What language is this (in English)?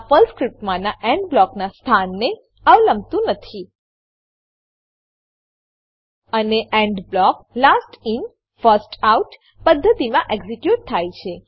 Gujarati